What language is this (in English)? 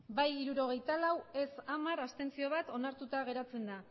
Basque